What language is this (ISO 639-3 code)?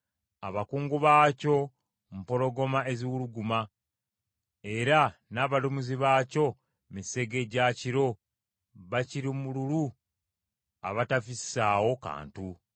lug